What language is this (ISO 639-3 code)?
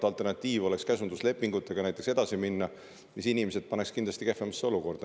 est